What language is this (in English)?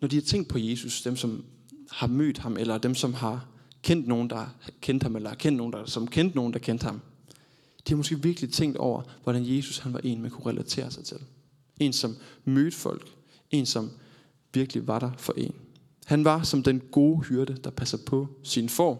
Danish